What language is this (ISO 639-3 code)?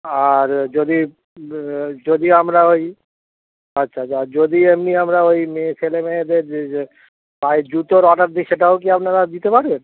ben